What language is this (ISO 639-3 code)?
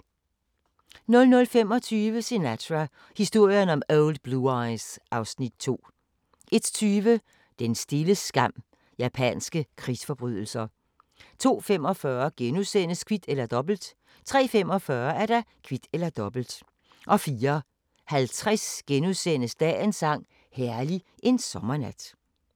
dan